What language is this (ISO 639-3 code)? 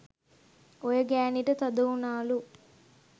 sin